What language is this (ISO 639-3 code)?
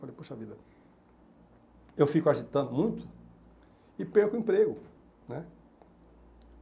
por